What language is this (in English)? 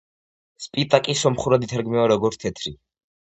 Georgian